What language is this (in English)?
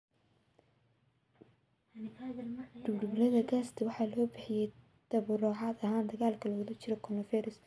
Somali